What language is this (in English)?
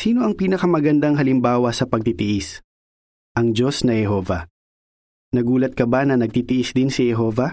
Filipino